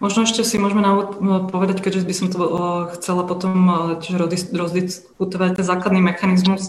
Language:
Slovak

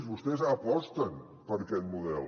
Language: Catalan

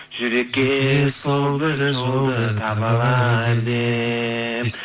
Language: Kazakh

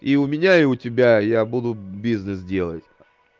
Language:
Russian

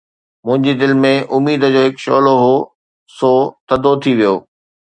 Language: Sindhi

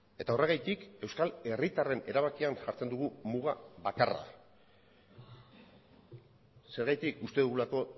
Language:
Basque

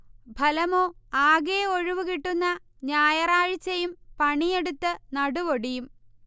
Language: Malayalam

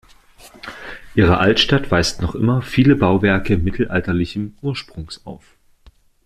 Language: German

